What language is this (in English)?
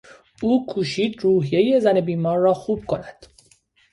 Persian